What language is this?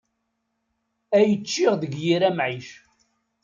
Kabyle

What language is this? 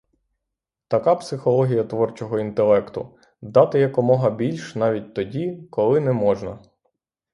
Ukrainian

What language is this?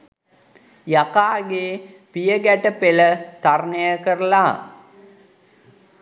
Sinhala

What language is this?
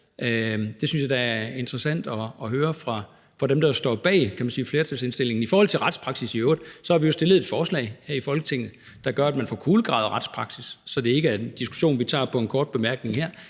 Danish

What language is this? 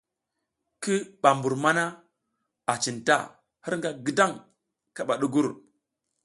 South Giziga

